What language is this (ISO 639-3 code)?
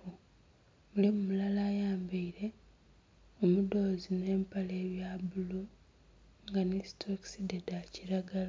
xog